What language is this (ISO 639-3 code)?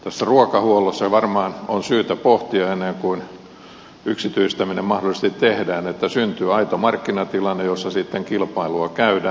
fin